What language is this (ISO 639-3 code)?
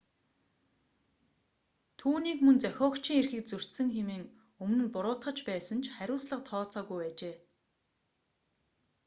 mon